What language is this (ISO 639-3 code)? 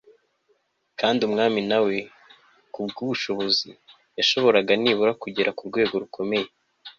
kin